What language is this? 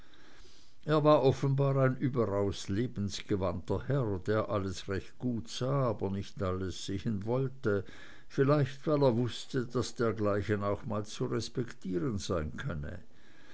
German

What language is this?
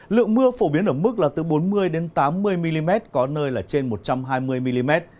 Vietnamese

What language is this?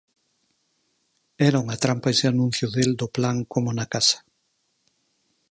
Galician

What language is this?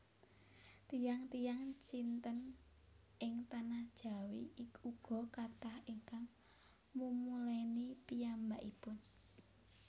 Javanese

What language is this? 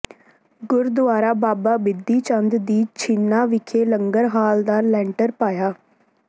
Punjabi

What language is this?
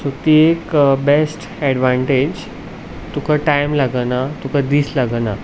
Konkani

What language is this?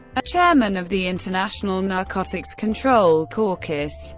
English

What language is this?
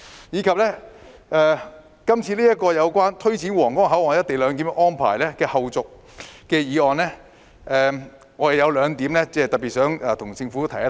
Cantonese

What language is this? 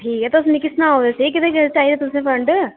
Dogri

